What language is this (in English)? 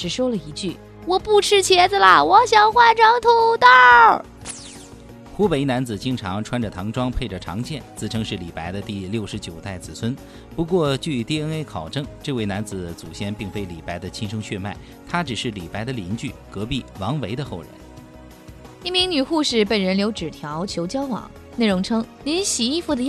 Chinese